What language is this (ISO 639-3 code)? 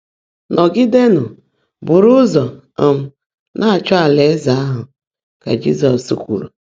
ibo